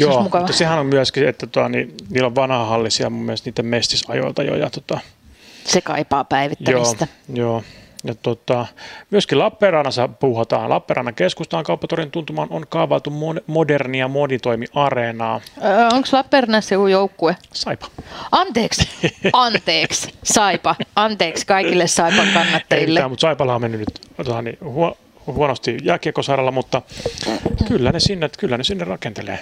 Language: Finnish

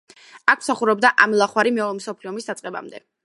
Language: Georgian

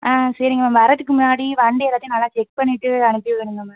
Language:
Tamil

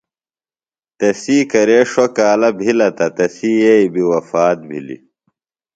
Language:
Phalura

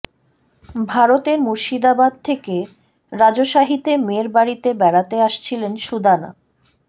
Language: Bangla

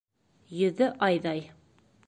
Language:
Bashkir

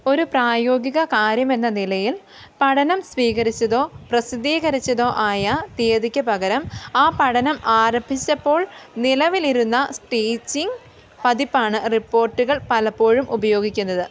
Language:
Malayalam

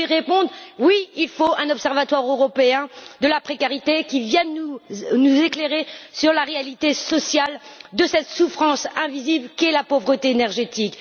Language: French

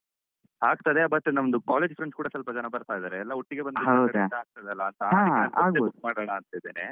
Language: Kannada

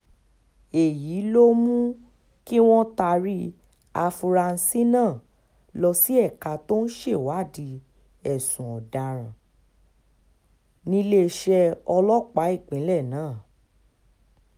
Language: Yoruba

